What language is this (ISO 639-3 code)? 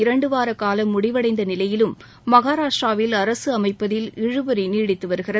tam